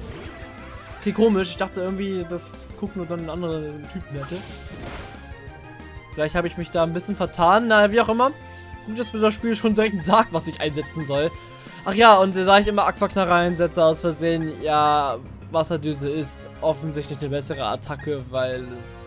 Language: German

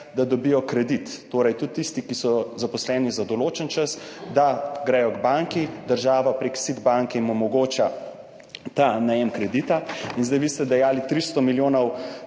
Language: Slovenian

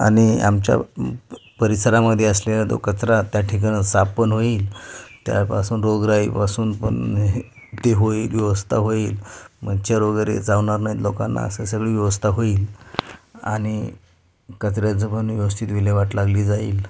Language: Marathi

